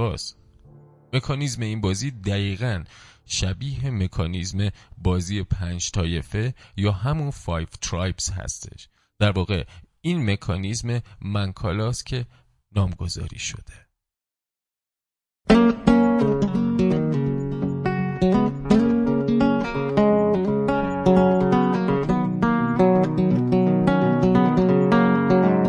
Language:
Persian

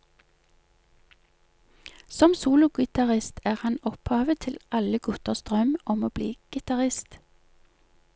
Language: Norwegian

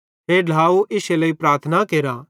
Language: Bhadrawahi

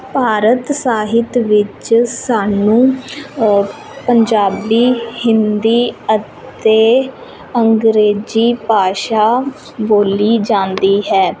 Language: Punjabi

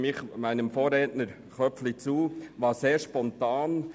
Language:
Swiss German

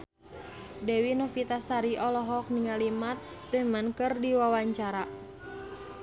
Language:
Sundanese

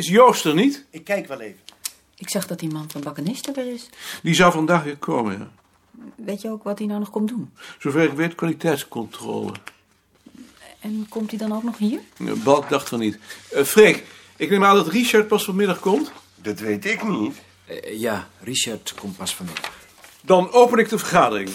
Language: Dutch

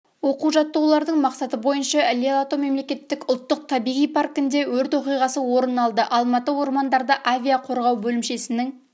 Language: Kazakh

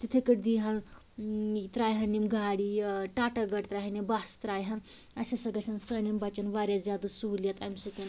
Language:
Kashmiri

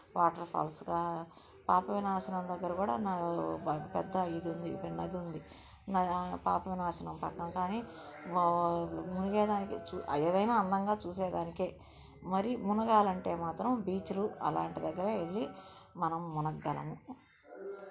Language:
Telugu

